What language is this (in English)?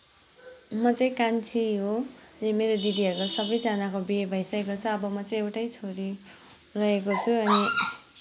Nepali